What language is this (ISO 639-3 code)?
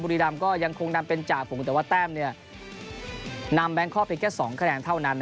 tha